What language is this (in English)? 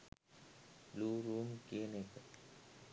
Sinhala